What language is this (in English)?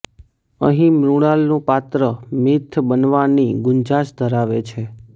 Gujarati